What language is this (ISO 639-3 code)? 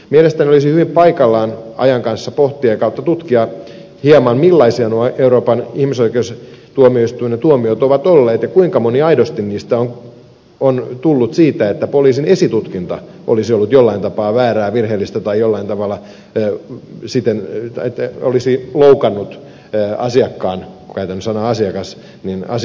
fin